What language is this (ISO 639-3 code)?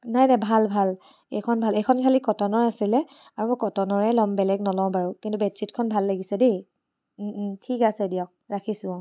asm